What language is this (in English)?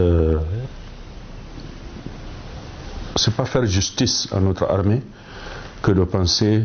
French